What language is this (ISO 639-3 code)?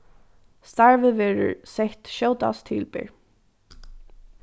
fao